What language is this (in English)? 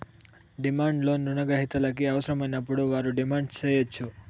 Telugu